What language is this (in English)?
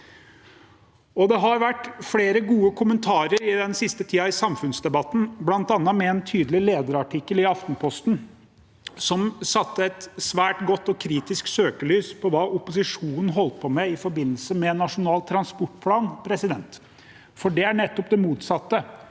Norwegian